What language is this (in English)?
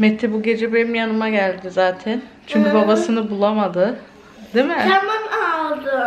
Turkish